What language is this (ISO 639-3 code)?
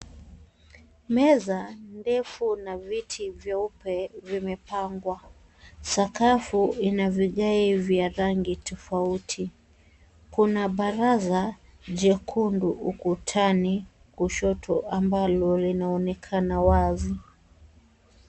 swa